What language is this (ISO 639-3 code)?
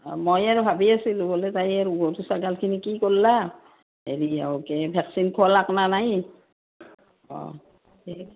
asm